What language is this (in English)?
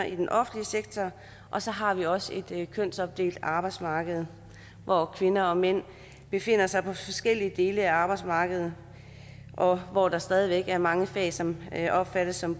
Danish